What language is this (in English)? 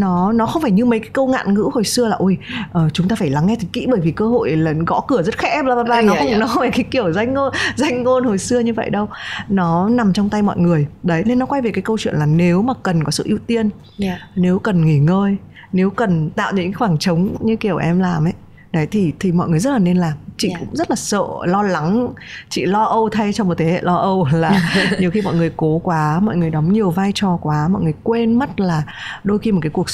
Vietnamese